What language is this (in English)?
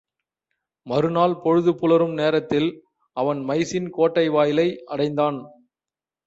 Tamil